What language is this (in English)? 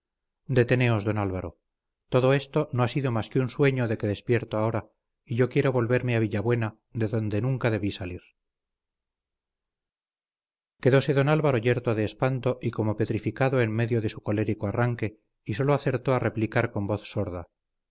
Spanish